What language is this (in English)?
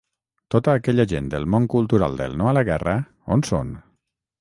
Catalan